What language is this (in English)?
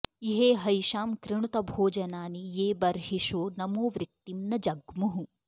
Sanskrit